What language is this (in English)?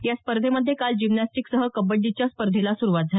Marathi